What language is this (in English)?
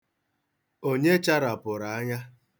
Igbo